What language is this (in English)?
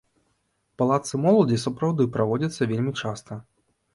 Belarusian